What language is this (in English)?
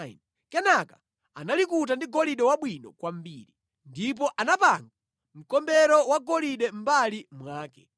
Nyanja